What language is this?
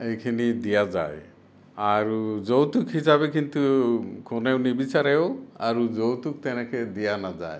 Assamese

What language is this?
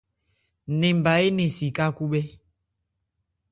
Ebrié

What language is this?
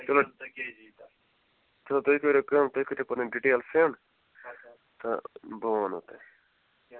Kashmiri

